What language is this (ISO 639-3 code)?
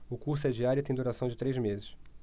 por